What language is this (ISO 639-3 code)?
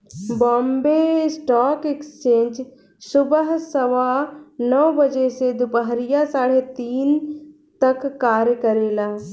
bho